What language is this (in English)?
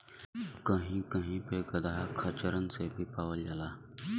Bhojpuri